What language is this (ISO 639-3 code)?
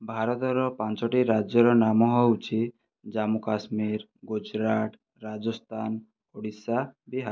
ori